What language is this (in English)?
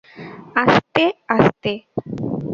Bangla